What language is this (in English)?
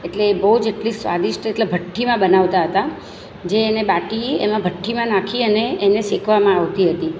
Gujarati